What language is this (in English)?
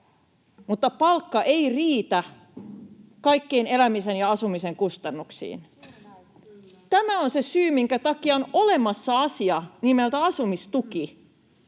Finnish